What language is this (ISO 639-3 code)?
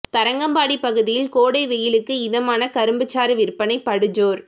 tam